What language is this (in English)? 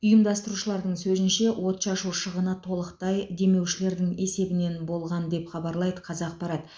Kazakh